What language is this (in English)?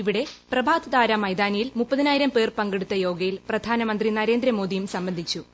Malayalam